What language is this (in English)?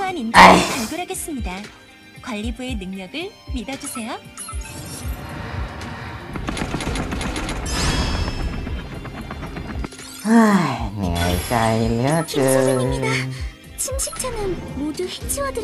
Thai